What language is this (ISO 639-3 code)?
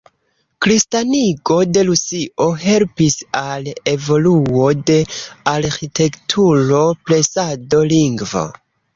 epo